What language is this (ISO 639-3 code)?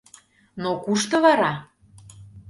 chm